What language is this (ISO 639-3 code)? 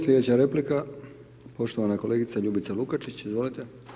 hrv